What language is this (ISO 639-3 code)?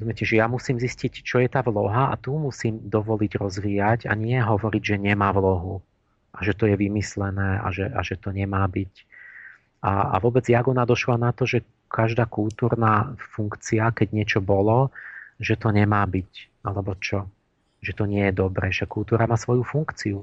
slk